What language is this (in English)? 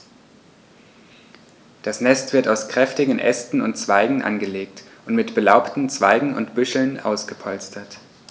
German